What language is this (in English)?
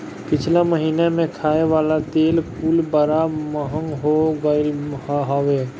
Bhojpuri